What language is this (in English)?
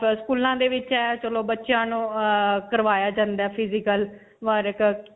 Punjabi